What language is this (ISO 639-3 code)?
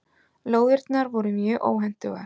isl